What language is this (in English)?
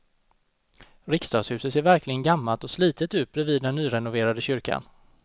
Swedish